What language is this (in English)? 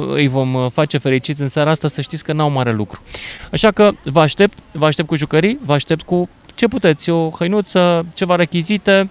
Romanian